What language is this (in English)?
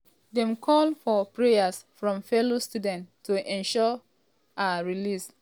Nigerian Pidgin